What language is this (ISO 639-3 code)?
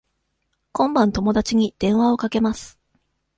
jpn